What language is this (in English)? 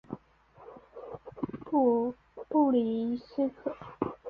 Chinese